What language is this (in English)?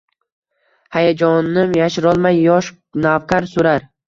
Uzbek